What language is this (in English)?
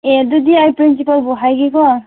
Manipuri